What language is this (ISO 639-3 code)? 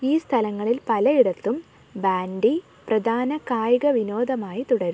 mal